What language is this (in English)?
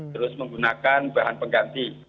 Indonesian